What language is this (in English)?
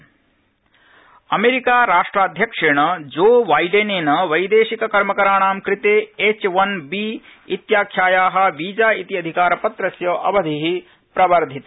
Sanskrit